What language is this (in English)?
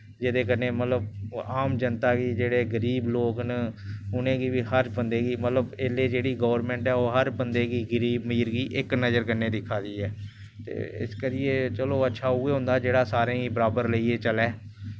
Dogri